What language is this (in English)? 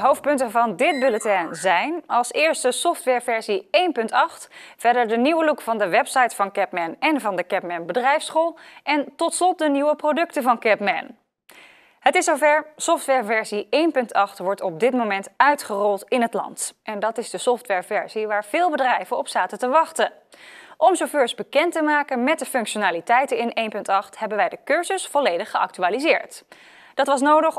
Dutch